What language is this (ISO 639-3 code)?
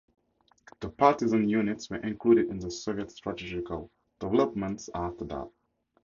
eng